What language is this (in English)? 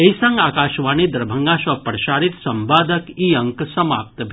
Maithili